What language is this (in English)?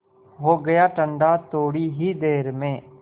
Hindi